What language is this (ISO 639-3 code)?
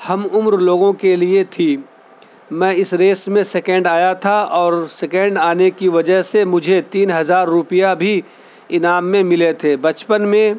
urd